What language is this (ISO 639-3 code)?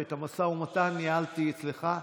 heb